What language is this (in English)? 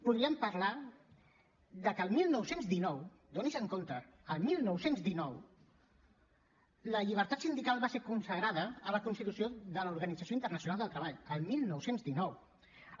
Catalan